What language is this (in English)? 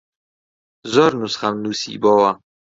Central Kurdish